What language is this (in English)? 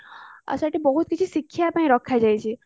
Odia